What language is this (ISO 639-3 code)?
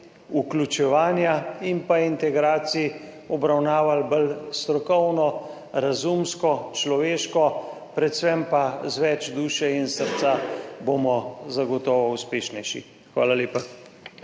slv